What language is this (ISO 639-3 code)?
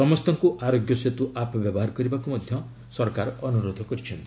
ori